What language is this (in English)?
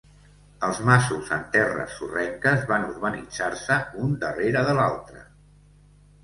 Catalan